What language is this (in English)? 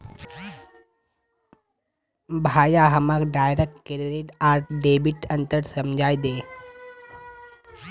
Magahi